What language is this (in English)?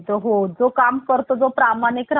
Marathi